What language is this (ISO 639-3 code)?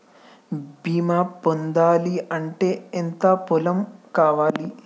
tel